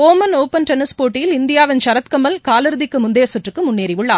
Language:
Tamil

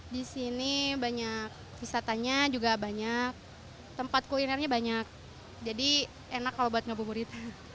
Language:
Indonesian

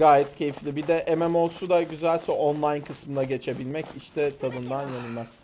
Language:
Turkish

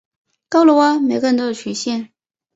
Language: Chinese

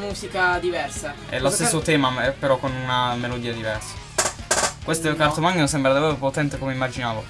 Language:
Italian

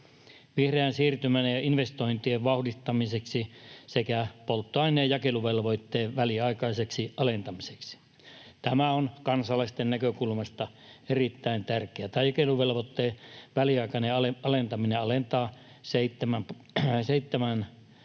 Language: Finnish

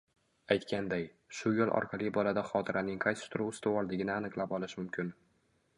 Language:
Uzbek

